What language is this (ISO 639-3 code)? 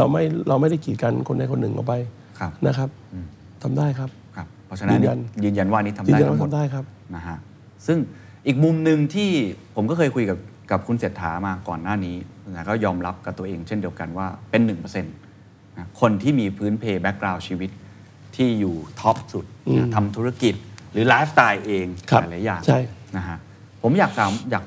tha